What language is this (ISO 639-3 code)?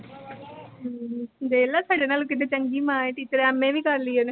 pan